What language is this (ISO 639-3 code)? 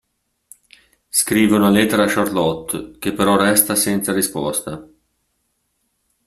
ita